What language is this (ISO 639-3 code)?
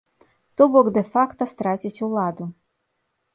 bel